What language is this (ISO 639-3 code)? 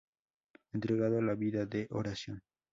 spa